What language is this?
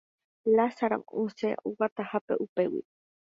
Guarani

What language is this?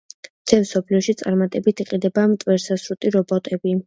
Georgian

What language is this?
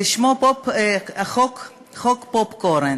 Hebrew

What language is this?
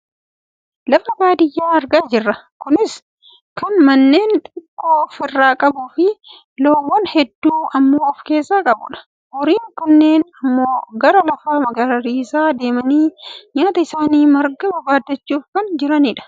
Oromo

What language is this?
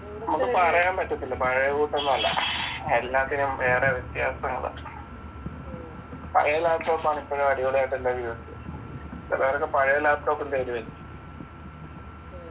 Malayalam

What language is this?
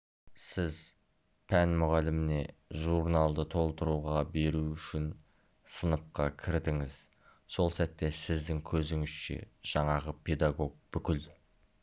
Kazakh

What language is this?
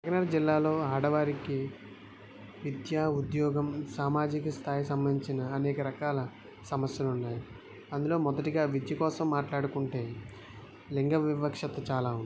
Telugu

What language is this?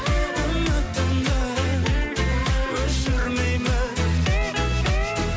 Kazakh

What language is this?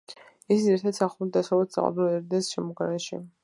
Georgian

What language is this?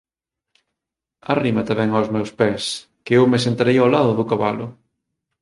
Galician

